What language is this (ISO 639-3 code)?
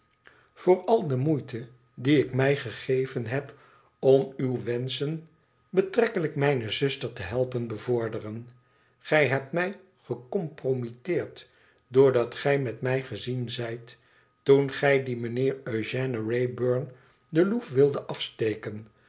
nld